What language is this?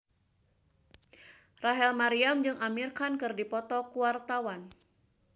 Sundanese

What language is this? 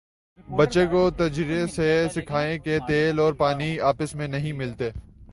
Urdu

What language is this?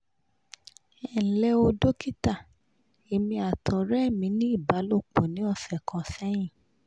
Yoruba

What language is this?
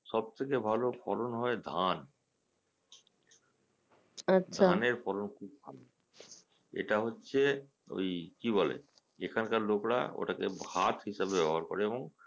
Bangla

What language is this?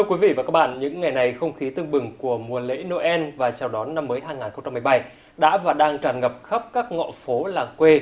Vietnamese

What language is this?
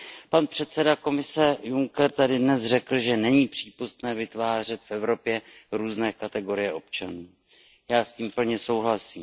Czech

